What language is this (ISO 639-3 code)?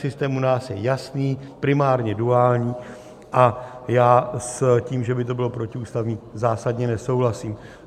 ces